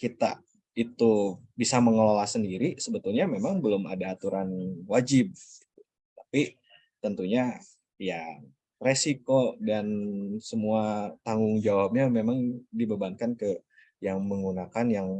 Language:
Indonesian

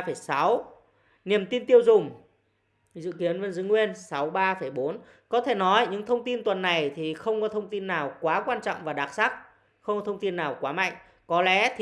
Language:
Vietnamese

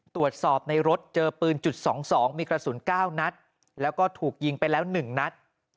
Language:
Thai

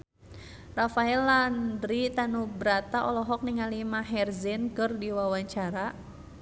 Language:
Sundanese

